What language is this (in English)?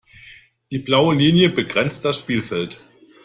German